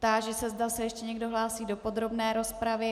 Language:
Czech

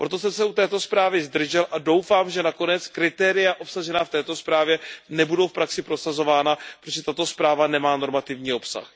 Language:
Czech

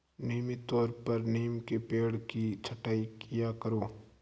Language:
Hindi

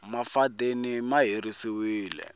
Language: Tsonga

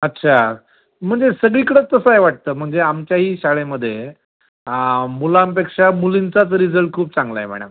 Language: Marathi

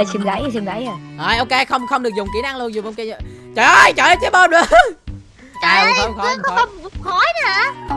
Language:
Vietnamese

